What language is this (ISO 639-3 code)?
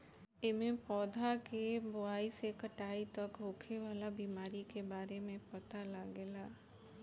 bho